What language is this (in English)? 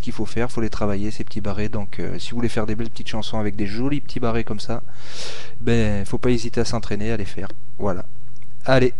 French